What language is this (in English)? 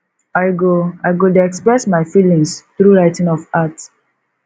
Nigerian Pidgin